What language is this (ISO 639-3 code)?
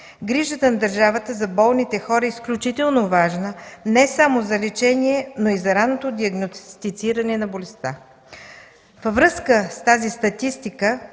bul